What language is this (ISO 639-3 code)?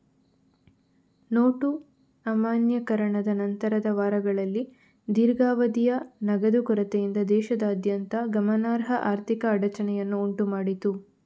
kan